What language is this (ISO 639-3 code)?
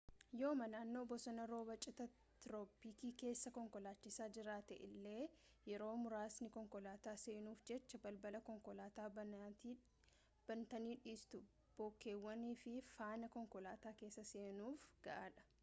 orm